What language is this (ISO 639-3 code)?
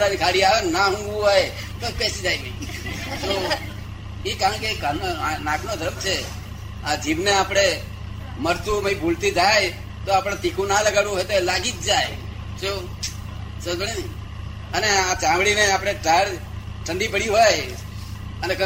guj